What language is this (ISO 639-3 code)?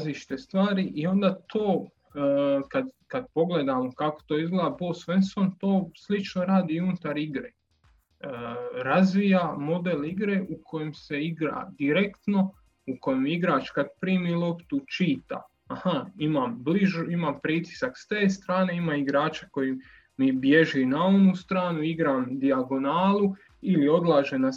hrv